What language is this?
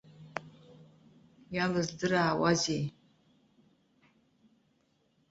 Abkhazian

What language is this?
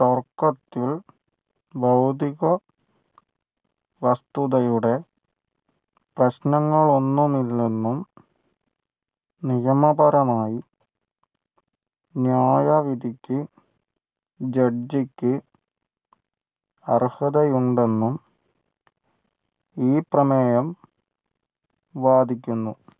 Malayalam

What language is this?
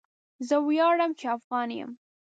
Pashto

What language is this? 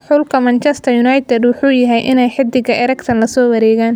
Somali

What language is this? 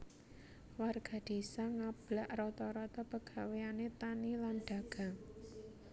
Javanese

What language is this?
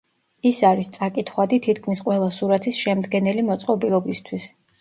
Georgian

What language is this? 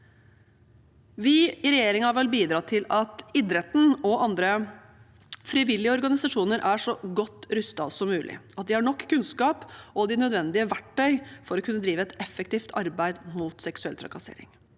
Norwegian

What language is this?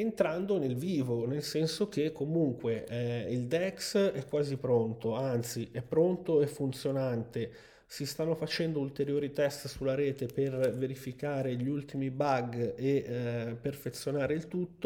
Italian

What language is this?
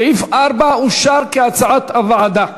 Hebrew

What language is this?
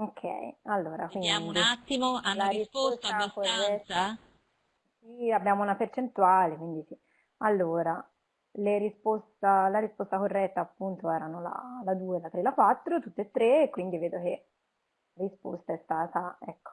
Italian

